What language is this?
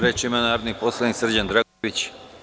Serbian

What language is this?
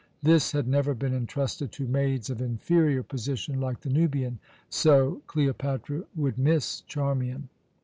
English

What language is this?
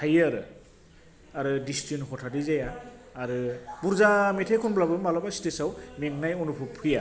Bodo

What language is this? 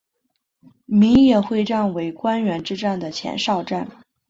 Chinese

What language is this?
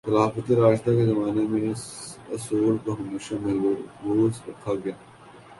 Urdu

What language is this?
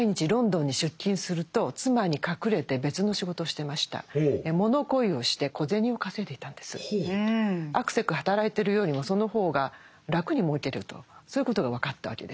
Japanese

